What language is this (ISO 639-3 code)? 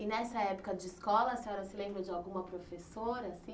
por